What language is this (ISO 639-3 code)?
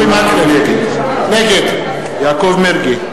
heb